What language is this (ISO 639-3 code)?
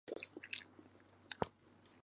zho